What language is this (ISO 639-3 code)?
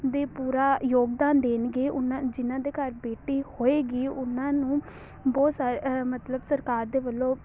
pan